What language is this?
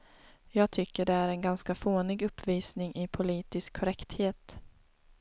Swedish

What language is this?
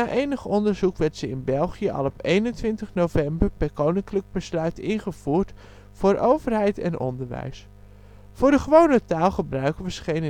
Dutch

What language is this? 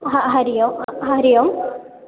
Sanskrit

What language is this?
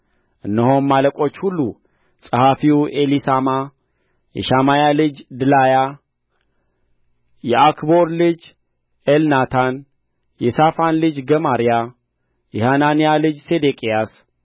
Amharic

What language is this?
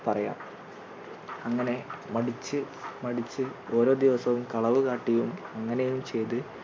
Malayalam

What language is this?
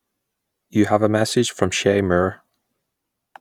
English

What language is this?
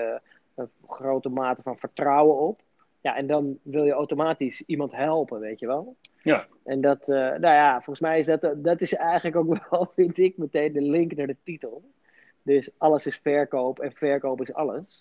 Dutch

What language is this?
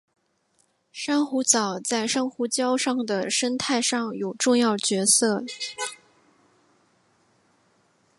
Chinese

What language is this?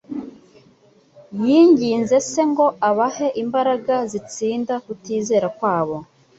Kinyarwanda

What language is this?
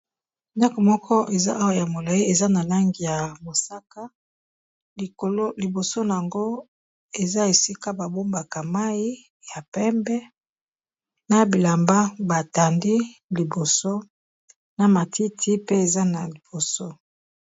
Lingala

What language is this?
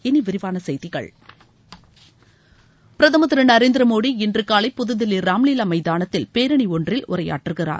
Tamil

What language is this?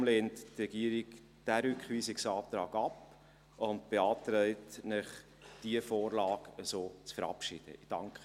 Swiss German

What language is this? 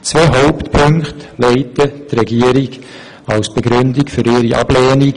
Swiss German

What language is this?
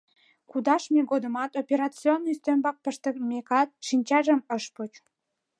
Mari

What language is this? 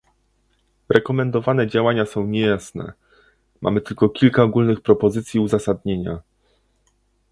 Polish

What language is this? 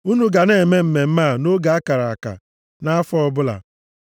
Igbo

